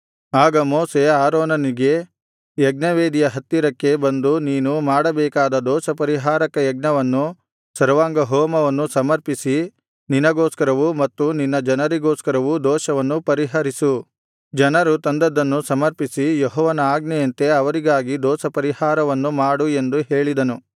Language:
Kannada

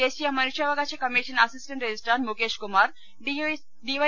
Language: Malayalam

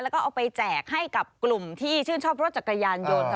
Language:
Thai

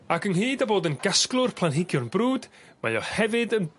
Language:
Welsh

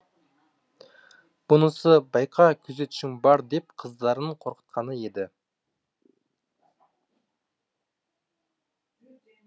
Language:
Kazakh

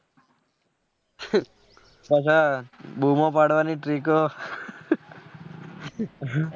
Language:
Gujarati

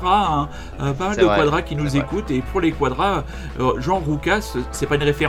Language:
French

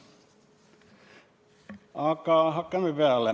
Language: Estonian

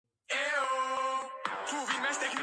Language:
Georgian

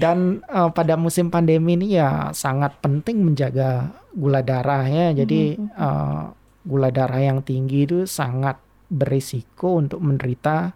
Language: Indonesian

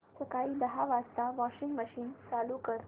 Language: Marathi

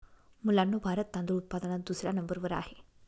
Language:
Marathi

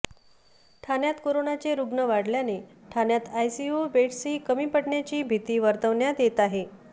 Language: Marathi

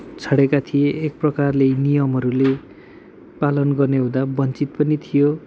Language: Nepali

